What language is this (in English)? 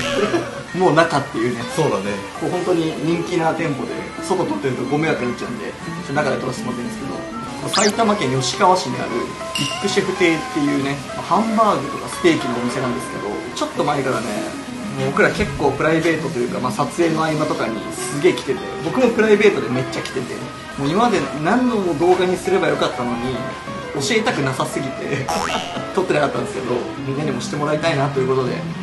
Japanese